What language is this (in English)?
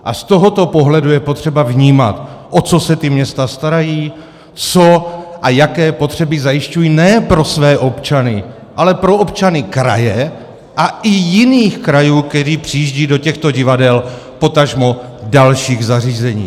Czech